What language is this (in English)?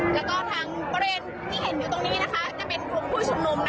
Thai